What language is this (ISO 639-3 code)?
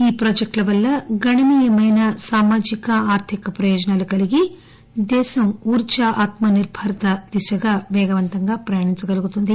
tel